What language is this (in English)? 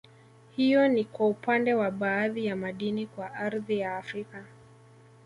Swahili